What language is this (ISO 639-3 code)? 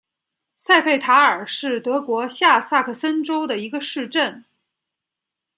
zho